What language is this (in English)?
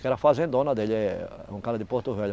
Portuguese